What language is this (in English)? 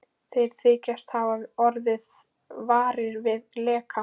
Icelandic